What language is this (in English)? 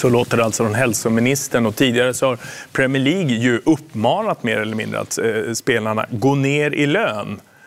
Swedish